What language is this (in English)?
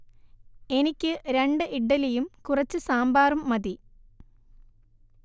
Malayalam